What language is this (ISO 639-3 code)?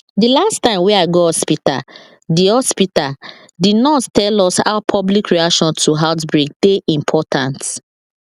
pcm